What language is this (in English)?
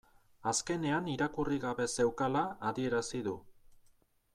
Basque